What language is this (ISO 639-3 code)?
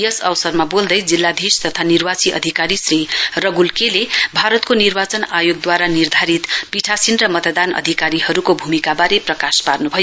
nep